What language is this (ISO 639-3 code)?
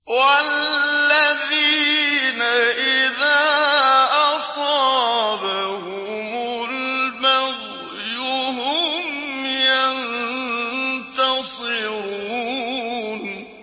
ara